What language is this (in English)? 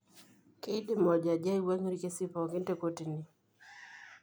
Masai